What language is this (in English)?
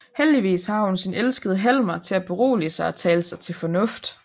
Danish